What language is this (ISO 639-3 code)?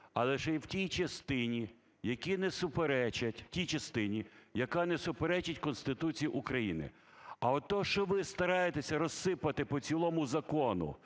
ukr